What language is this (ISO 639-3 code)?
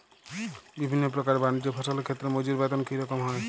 ben